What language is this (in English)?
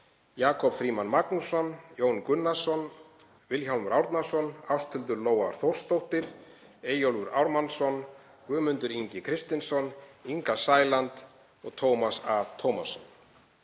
Icelandic